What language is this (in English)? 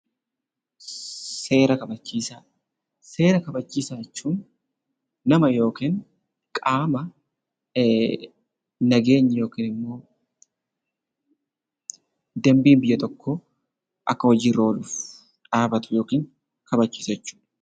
Oromo